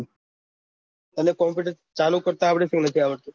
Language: Gujarati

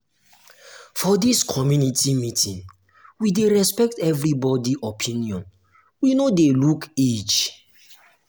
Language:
Nigerian Pidgin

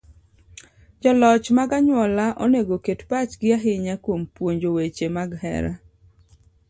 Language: Luo (Kenya and Tanzania)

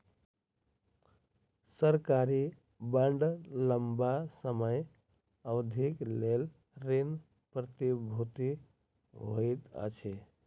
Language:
Maithili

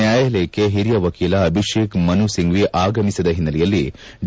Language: Kannada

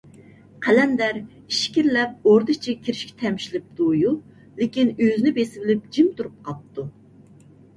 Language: Uyghur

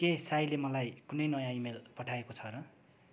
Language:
Nepali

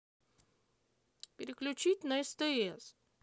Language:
Russian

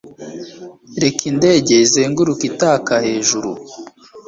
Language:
Kinyarwanda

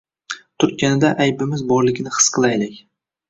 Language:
Uzbek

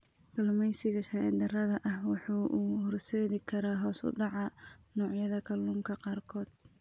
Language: Somali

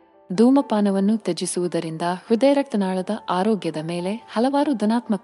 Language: Kannada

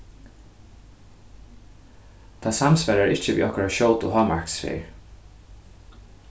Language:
Faroese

